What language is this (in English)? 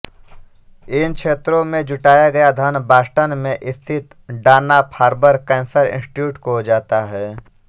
Hindi